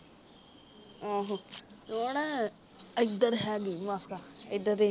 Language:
Punjabi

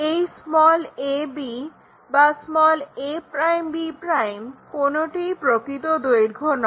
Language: Bangla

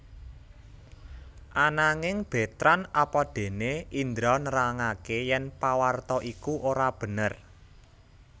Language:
Javanese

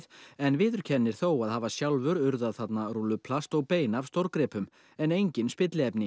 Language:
Icelandic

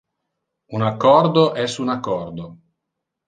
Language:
Interlingua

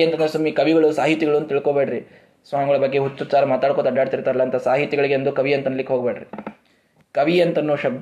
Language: Kannada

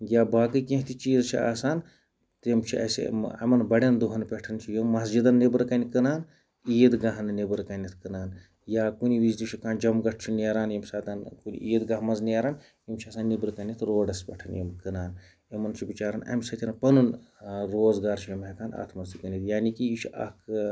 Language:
Kashmiri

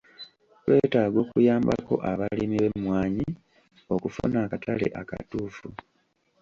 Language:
Ganda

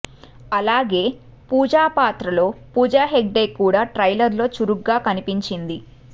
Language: Telugu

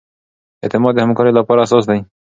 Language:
Pashto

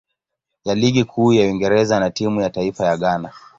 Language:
Swahili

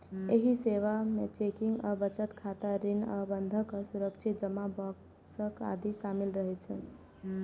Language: Maithili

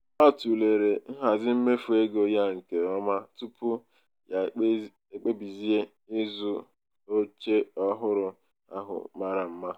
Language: Igbo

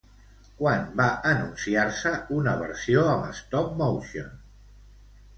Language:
Catalan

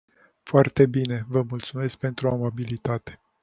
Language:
Romanian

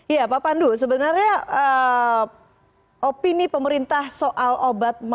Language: Indonesian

